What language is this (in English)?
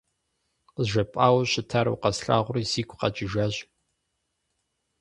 Kabardian